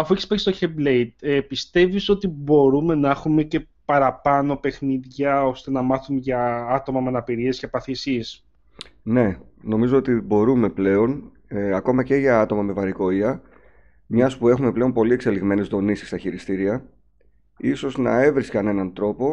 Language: Greek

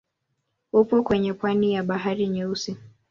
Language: Swahili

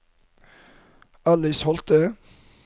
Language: Norwegian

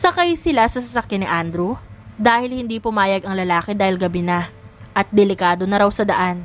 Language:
Filipino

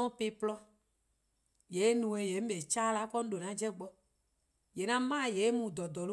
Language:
Eastern Krahn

